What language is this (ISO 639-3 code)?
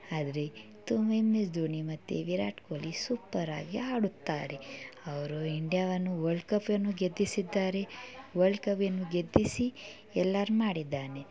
kan